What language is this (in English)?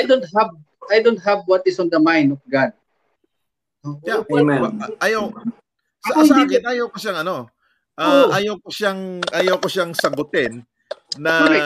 Filipino